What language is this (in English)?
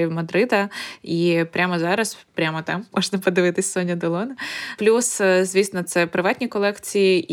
Ukrainian